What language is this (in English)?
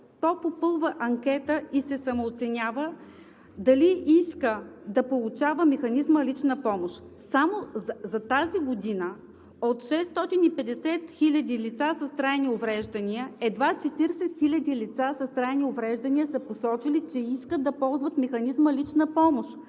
Bulgarian